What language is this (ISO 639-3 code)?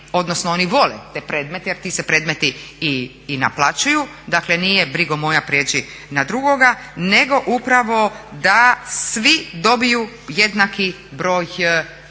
hrv